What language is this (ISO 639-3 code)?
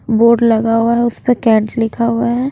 hin